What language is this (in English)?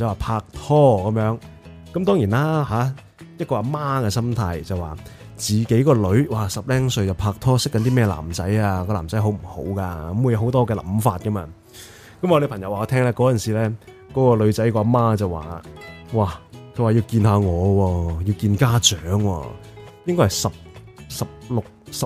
Chinese